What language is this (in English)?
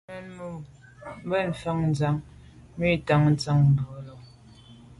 Medumba